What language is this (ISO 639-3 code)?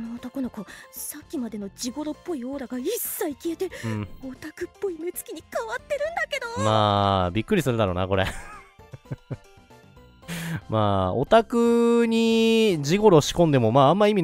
jpn